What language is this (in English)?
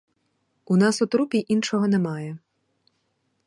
Ukrainian